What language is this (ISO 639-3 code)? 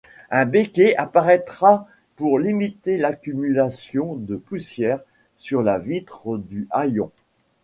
fra